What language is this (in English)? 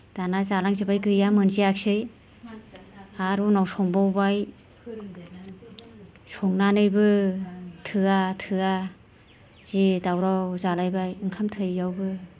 Bodo